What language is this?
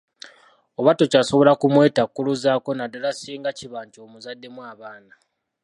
Ganda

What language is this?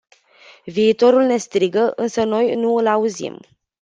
Romanian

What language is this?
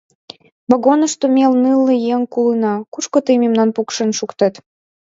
Mari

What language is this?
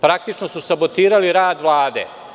Serbian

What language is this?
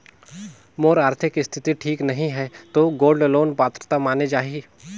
Chhattisgarhi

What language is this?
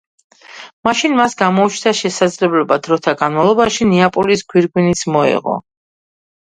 Georgian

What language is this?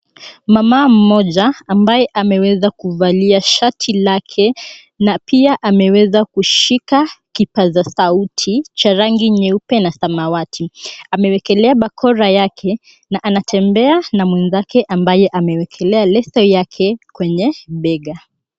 Swahili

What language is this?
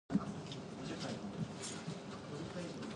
Chinese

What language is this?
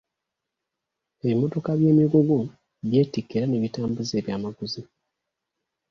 Ganda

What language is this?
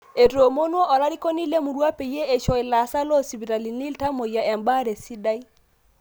Masai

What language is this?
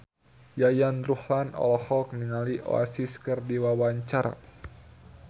Sundanese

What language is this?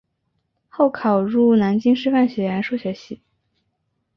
Chinese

